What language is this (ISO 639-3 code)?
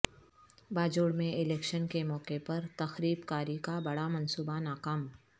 urd